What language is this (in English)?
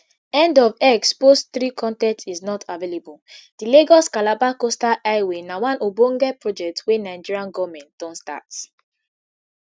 Nigerian Pidgin